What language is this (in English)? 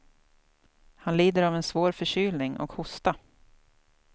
Swedish